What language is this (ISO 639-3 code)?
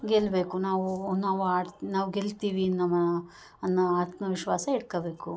kan